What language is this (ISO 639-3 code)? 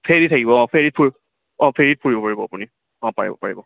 asm